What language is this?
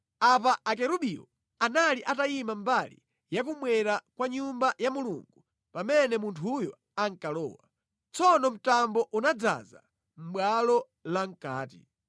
Nyanja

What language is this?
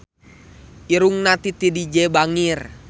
Sundanese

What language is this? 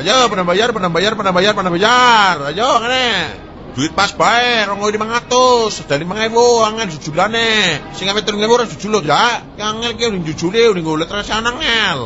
Indonesian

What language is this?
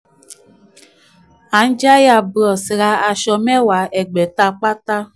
Yoruba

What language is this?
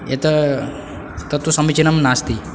Sanskrit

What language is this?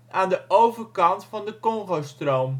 Dutch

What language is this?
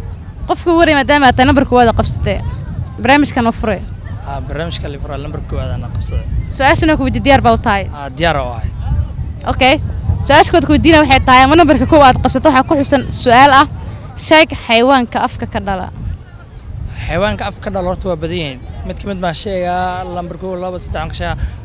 Arabic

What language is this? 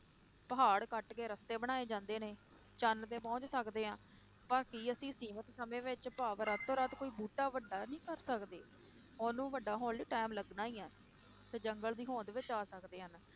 Punjabi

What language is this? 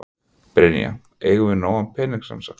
Icelandic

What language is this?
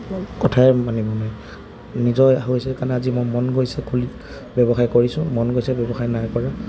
Assamese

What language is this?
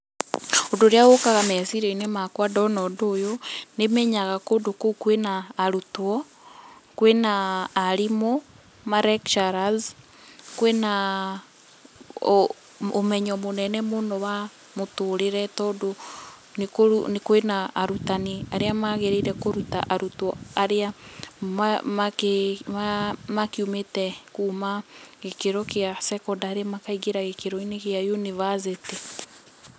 Kikuyu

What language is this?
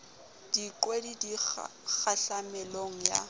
Southern Sotho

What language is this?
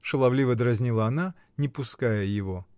Russian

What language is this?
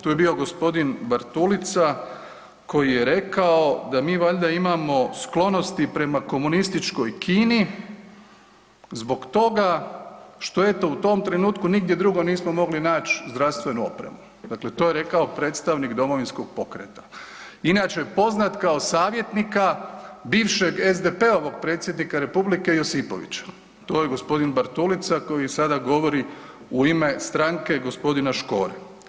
Croatian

